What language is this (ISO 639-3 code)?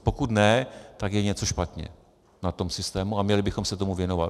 ces